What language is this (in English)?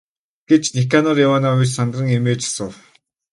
Mongolian